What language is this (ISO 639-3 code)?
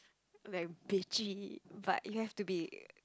eng